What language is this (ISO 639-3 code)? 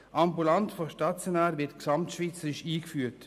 gsw